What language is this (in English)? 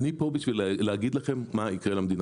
Hebrew